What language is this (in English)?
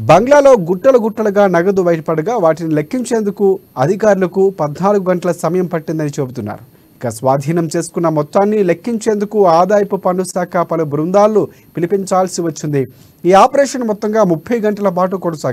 Telugu